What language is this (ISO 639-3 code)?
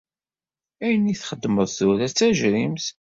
kab